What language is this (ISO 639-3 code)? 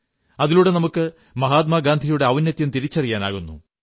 mal